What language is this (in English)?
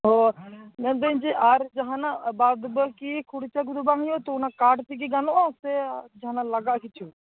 Santali